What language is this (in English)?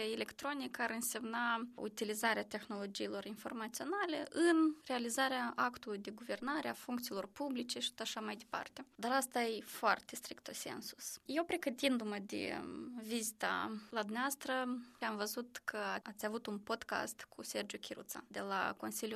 Romanian